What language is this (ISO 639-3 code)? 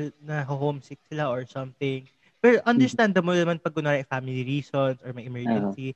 fil